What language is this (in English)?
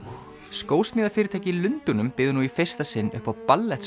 Icelandic